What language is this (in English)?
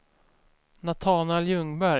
Swedish